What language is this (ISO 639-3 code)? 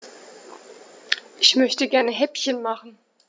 deu